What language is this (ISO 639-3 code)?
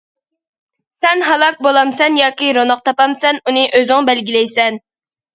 uig